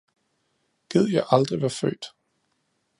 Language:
Danish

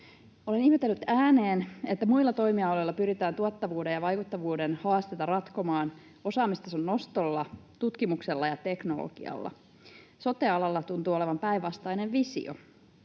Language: Finnish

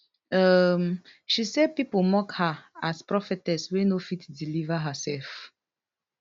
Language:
Nigerian Pidgin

